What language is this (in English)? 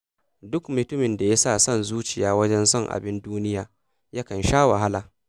Hausa